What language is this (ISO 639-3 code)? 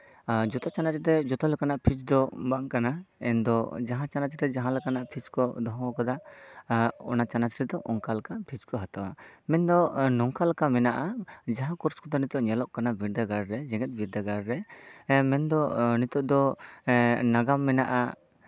sat